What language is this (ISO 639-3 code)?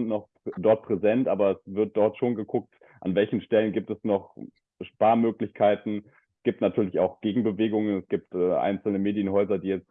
deu